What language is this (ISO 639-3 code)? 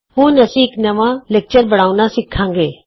pan